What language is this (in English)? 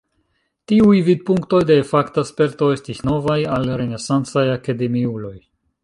Esperanto